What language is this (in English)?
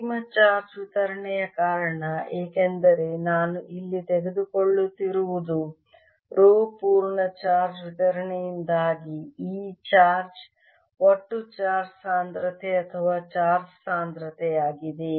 Kannada